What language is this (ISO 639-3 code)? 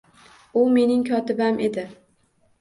uzb